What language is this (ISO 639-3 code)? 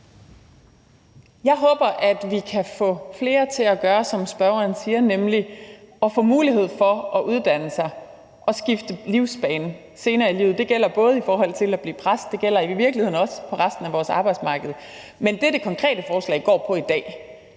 dan